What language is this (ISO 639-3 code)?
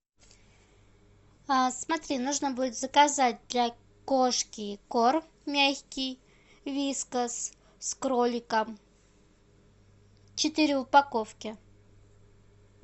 rus